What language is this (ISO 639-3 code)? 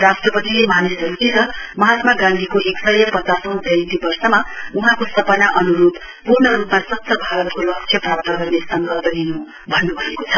nep